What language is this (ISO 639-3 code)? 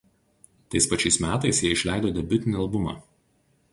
lit